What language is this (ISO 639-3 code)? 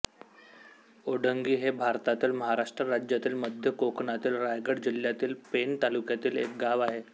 mar